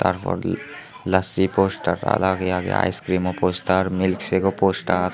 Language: Chakma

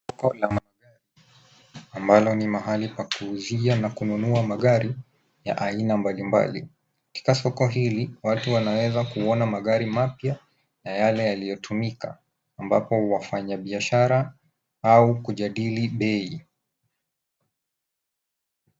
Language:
Swahili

